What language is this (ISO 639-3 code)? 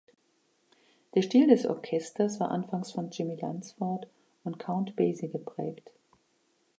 deu